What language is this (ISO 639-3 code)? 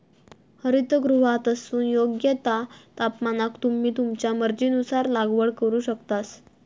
mar